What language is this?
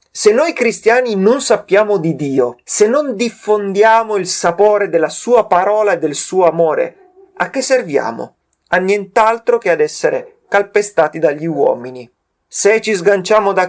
Italian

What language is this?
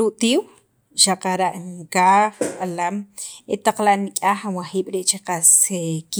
Sacapulteco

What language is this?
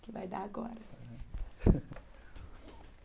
Portuguese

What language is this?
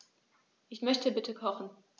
German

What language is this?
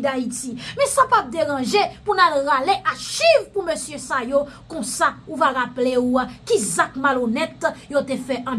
French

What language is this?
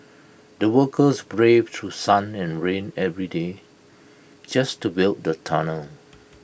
English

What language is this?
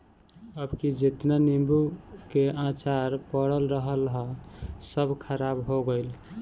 Bhojpuri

